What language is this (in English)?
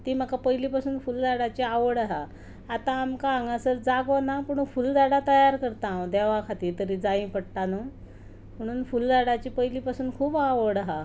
Konkani